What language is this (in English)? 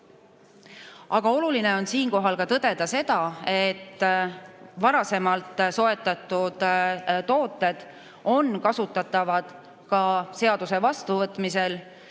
Estonian